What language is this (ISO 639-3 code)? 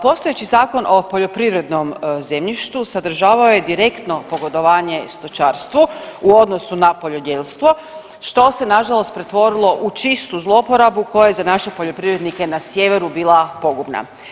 hrv